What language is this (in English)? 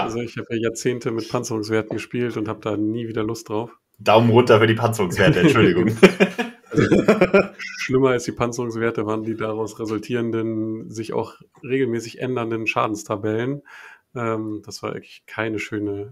German